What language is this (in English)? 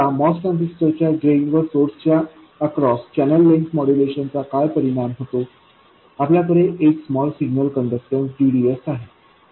Marathi